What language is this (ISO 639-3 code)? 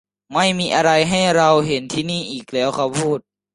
tha